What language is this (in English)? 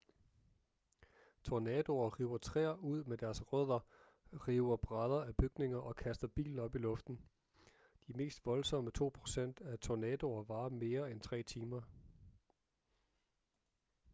Danish